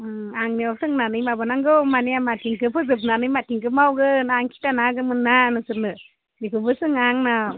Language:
Bodo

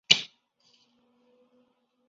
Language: Chinese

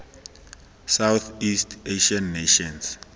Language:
Tswana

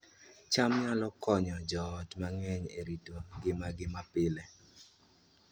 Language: Luo (Kenya and Tanzania)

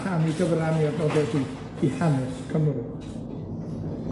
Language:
Welsh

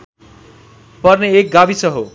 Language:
Nepali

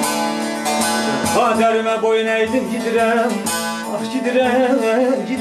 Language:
Turkish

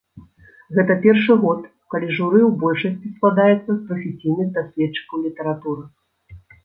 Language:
Belarusian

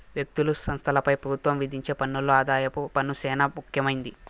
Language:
Telugu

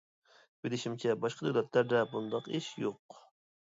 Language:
Uyghur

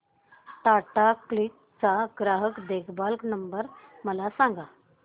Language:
Marathi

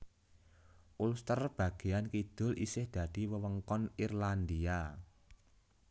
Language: Javanese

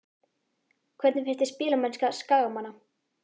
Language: Icelandic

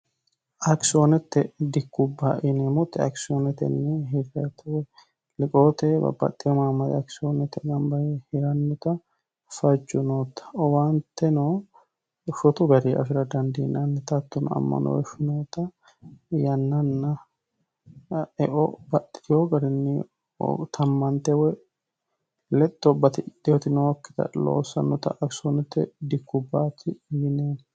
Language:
Sidamo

